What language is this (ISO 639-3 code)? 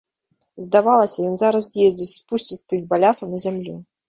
bel